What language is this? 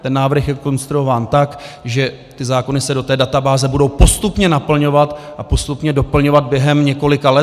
Czech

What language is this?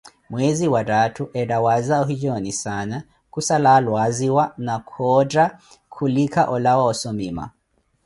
Koti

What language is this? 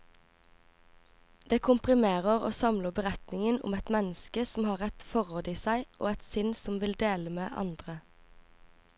Norwegian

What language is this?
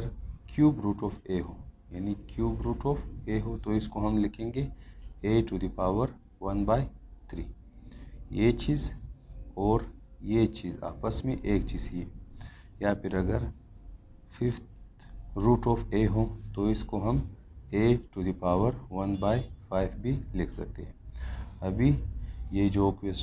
Hindi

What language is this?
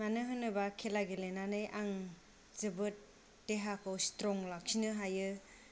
Bodo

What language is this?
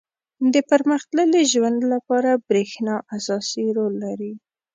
Pashto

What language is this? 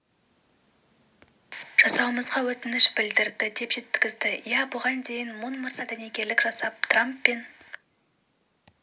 Kazakh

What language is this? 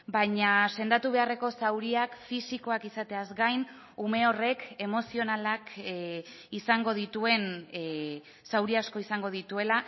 Basque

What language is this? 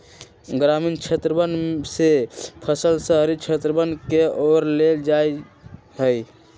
Magahi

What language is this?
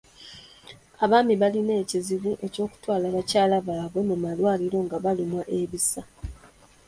Ganda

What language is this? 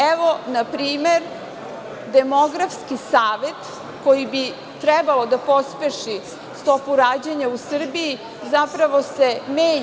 Serbian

